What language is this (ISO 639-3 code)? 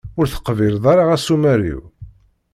kab